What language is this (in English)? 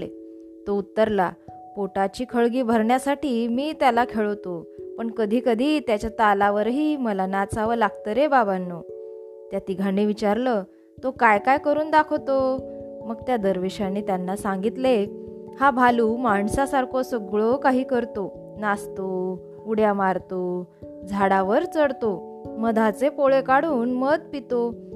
Marathi